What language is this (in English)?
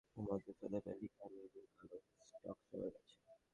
Bangla